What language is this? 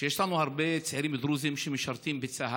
Hebrew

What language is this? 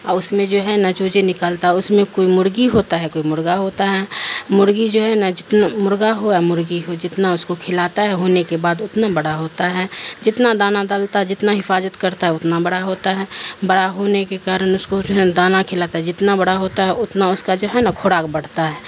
Urdu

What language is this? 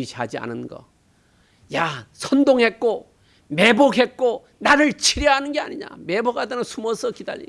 Korean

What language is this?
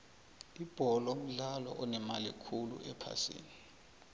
South Ndebele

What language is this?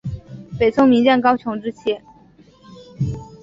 Chinese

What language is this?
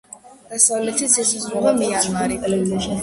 Georgian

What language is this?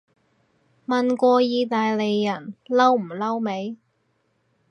Cantonese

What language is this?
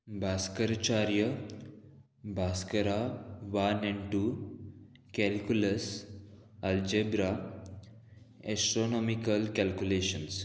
Konkani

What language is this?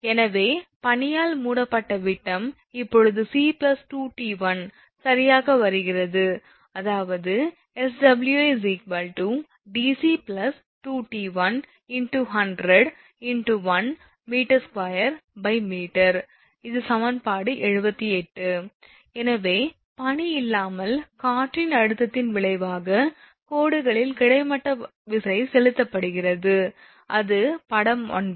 Tamil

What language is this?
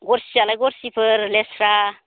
Bodo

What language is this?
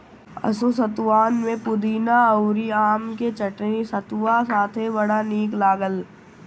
Bhojpuri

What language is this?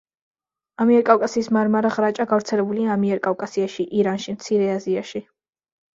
Georgian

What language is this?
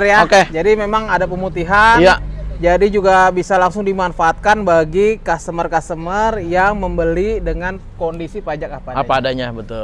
Indonesian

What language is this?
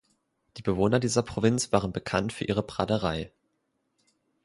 German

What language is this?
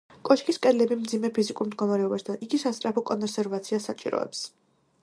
Georgian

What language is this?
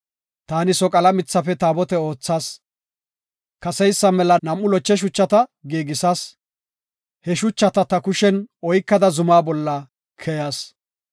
Gofa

